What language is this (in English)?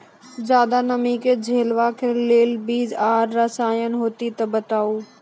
Maithili